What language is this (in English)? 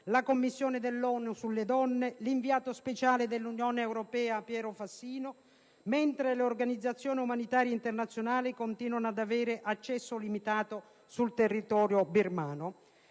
Italian